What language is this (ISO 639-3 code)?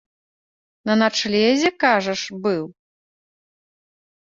bel